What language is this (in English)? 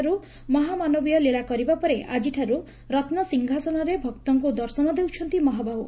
Odia